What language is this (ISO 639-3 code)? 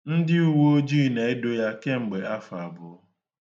ibo